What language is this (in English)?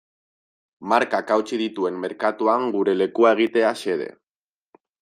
Basque